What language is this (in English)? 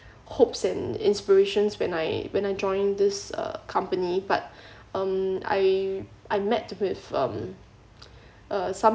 English